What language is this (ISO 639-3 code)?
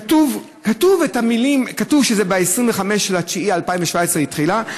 heb